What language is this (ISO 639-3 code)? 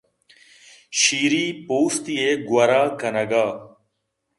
bgp